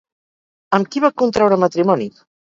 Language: Catalan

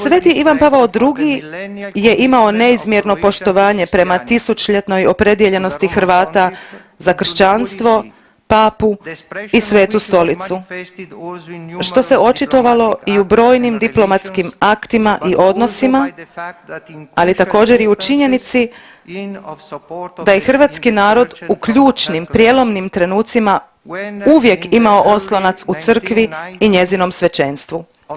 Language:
Croatian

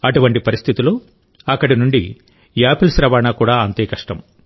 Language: Telugu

